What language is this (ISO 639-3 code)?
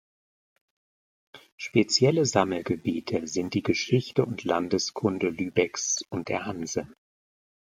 deu